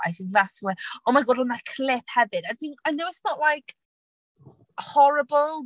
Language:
Welsh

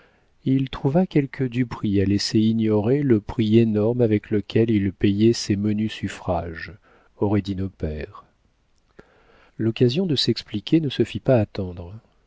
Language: French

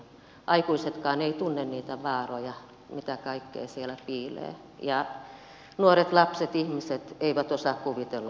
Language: Finnish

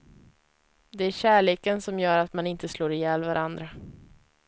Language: Swedish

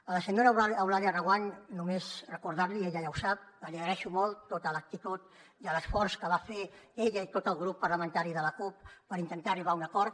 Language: Catalan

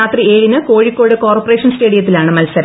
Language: Malayalam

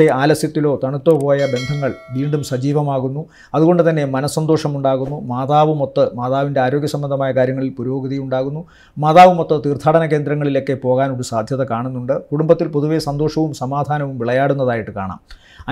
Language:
Malayalam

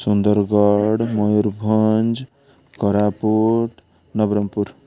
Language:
Odia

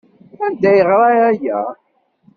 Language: Kabyle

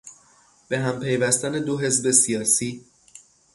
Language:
Persian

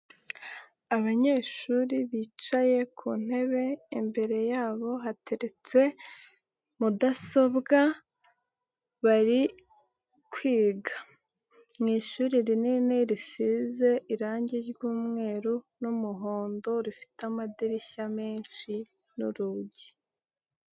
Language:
Kinyarwanda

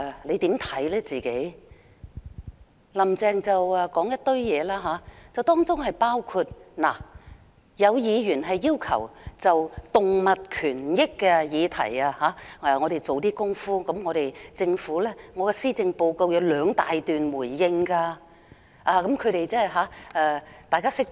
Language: Cantonese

